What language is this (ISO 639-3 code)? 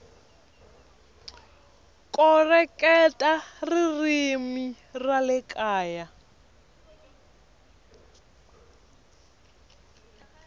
tso